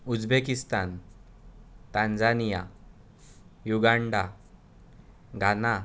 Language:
Konkani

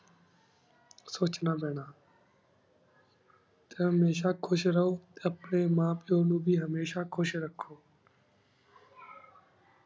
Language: Punjabi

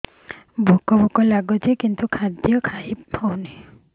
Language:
Odia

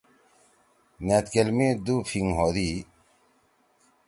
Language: Torwali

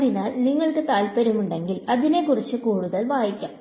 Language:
Malayalam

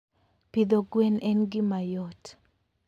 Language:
Luo (Kenya and Tanzania)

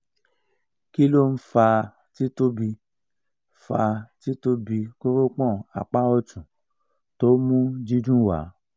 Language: Yoruba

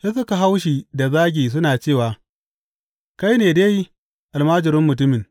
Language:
Hausa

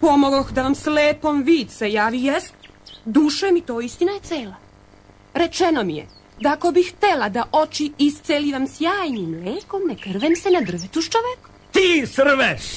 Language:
Croatian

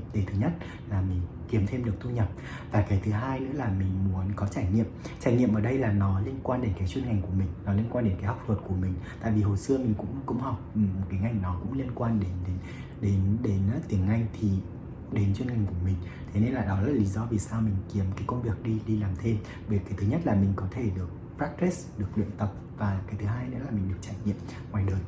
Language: Vietnamese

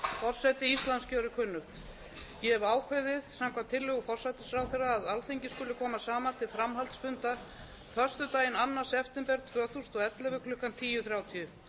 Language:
Icelandic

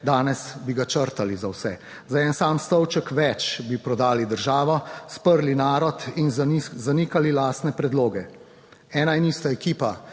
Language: Slovenian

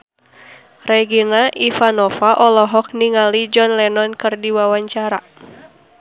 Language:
Sundanese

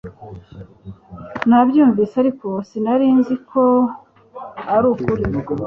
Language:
Kinyarwanda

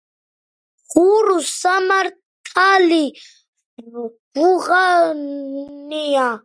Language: Georgian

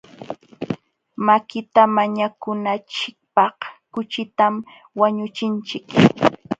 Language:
Jauja Wanca Quechua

